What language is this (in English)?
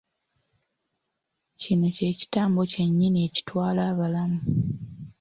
Ganda